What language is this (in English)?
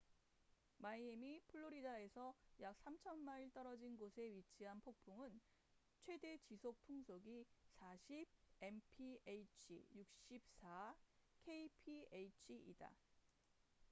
Korean